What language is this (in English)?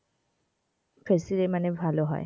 Bangla